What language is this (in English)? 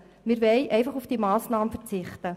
Swiss German